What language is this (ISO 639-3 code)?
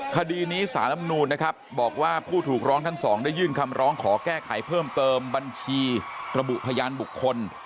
tha